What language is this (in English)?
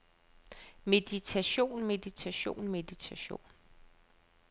Danish